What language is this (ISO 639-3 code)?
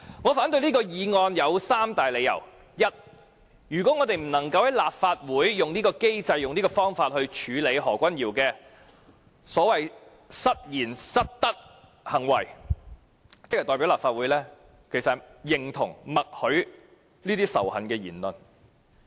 yue